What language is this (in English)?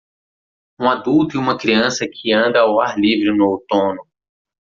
Portuguese